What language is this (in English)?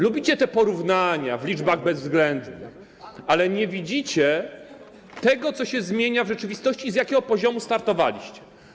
Polish